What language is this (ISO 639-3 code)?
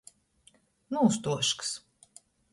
ltg